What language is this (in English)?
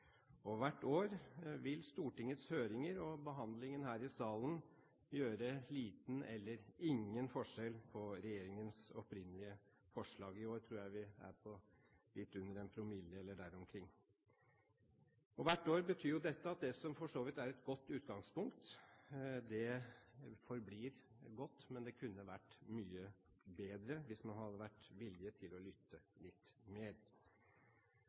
Norwegian Bokmål